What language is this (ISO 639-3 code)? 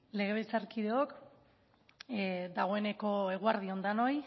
eus